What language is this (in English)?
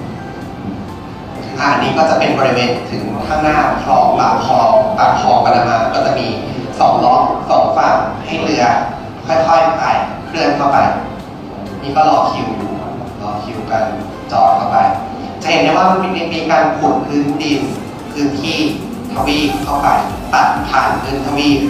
Thai